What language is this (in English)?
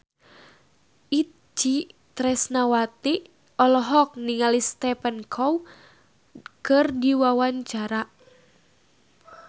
Sundanese